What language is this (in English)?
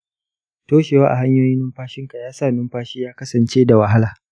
Hausa